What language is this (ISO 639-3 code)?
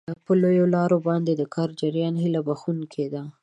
pus